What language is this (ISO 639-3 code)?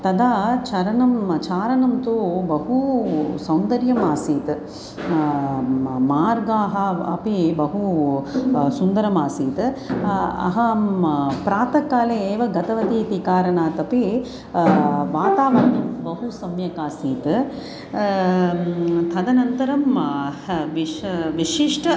san